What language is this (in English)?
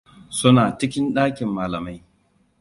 Hausa